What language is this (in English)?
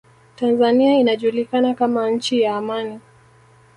Swahili